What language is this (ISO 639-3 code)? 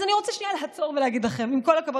heb